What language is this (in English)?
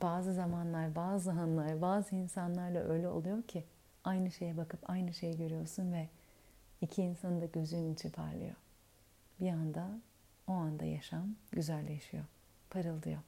Turkish